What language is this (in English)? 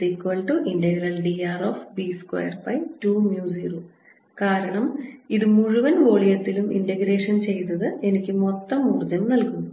Malayalam